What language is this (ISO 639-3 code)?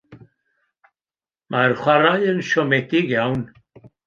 cym